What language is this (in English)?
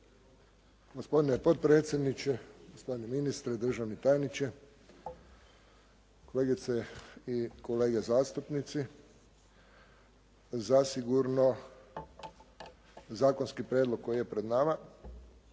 Croatian